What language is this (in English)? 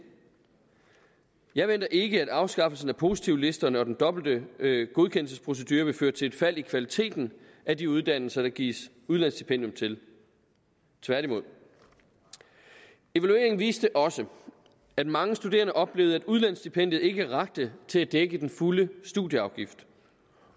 Danish